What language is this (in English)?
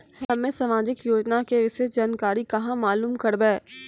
Maithili